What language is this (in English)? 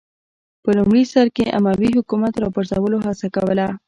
Pashto